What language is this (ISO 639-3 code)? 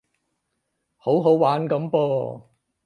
yue